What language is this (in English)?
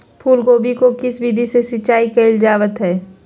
Magahi